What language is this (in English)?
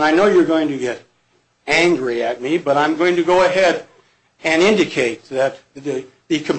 English